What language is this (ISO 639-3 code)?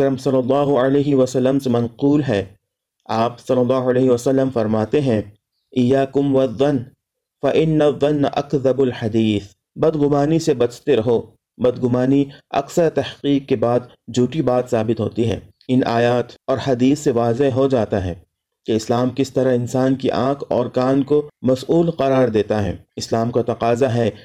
urd